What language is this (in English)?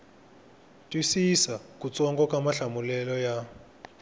Tsonga